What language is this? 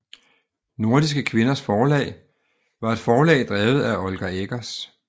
Danish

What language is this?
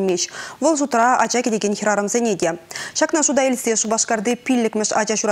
Russian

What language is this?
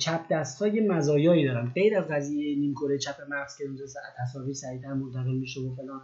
Persian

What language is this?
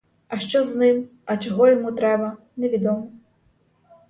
Ukrainian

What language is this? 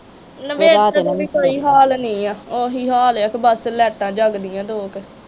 Punjabi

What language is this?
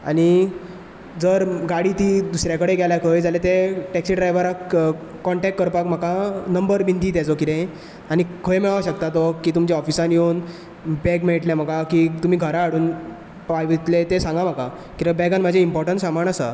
Konkani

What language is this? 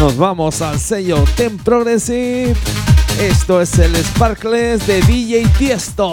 Spanish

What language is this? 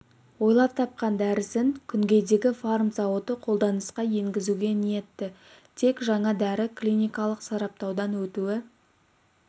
Kazakh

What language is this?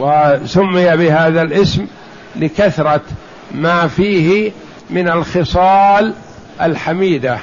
Arabic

